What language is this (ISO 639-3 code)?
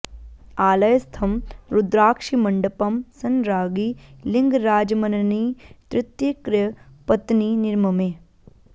san